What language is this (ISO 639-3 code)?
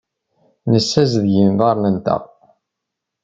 kab